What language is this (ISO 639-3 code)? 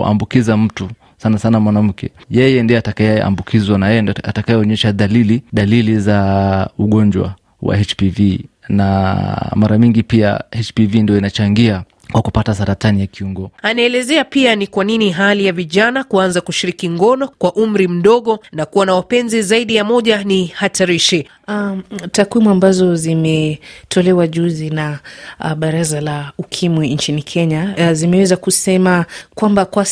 swa